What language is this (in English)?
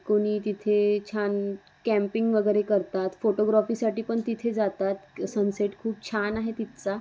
Marathi